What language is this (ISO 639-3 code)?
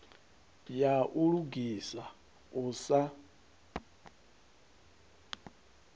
ven